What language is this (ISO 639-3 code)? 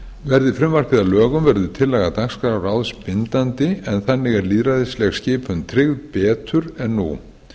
isl